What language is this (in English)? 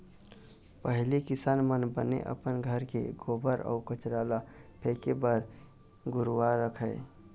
Chhattisgarhi